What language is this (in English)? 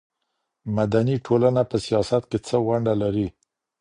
Pashto